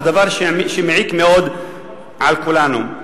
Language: Hebrew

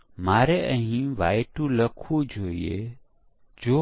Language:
Gujarati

